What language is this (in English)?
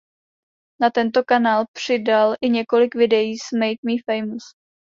Czech